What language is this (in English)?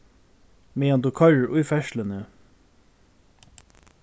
Faroese